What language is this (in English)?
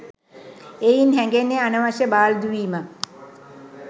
Sinhala